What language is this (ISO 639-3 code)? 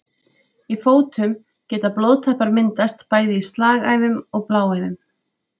isl